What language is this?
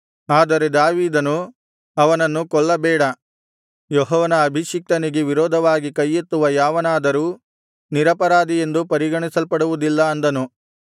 Kannada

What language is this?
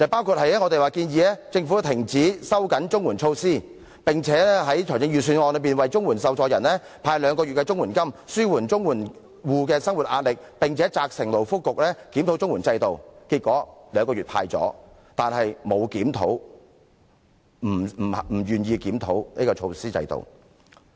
Cantonese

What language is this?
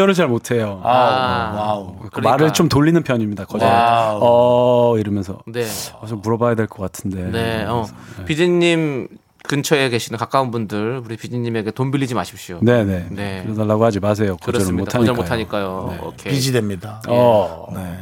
Korean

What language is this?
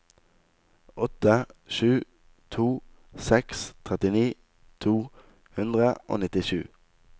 Norwegian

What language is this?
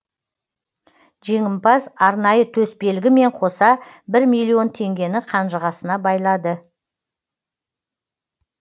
Kazakh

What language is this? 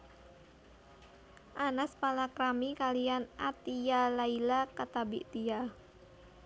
Javanese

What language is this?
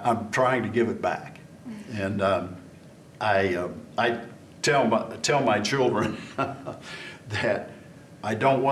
English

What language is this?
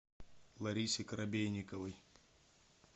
Russian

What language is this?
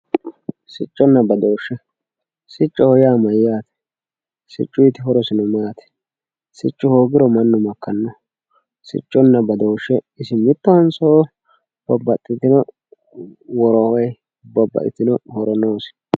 Sidamo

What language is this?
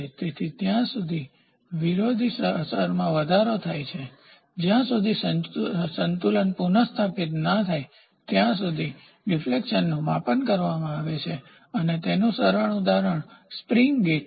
Gujarati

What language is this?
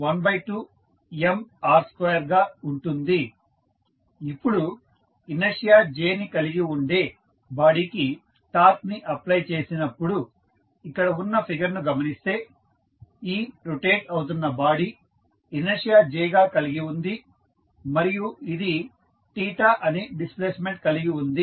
Telugu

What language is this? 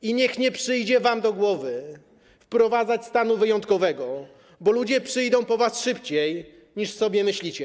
Polish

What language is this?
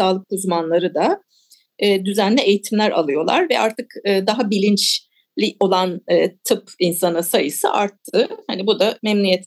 Turkish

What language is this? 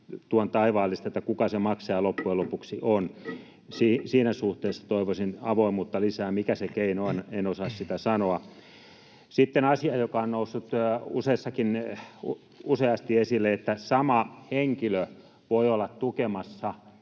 Finnish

